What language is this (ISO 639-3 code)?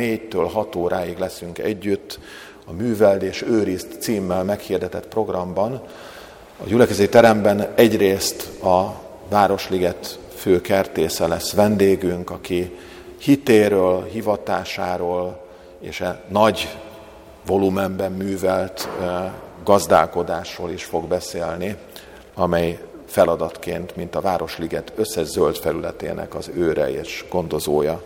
hun